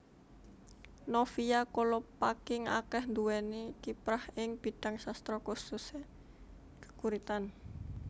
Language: Javanese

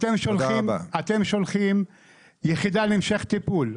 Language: Hebrew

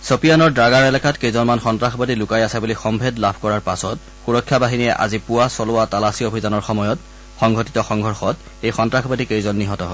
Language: Assamese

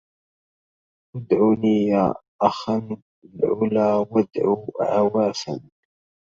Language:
Arabic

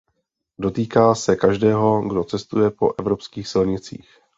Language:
Czech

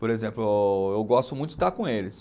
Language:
Portuguese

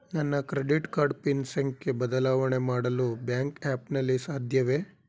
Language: Kannada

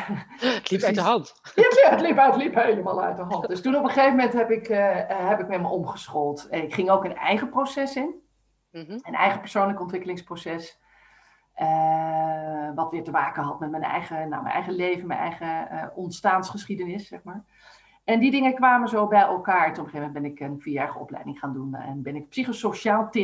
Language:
Dutch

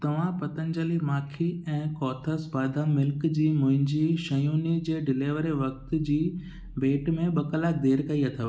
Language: Sindhi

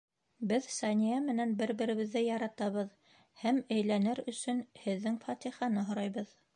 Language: Bashkir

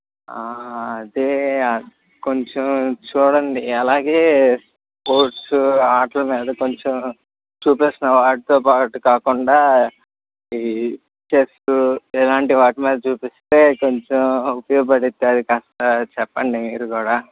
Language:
Telugu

